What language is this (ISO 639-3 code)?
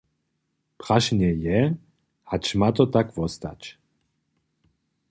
hsb